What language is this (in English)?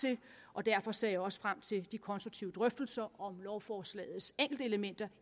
Danish